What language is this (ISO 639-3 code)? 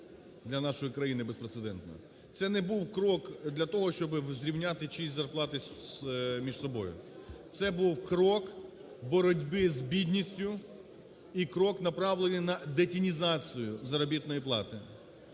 ukr